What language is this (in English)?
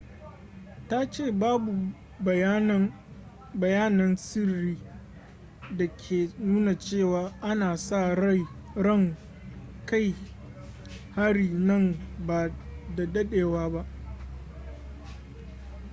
Hausa